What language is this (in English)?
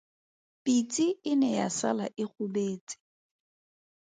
Tswana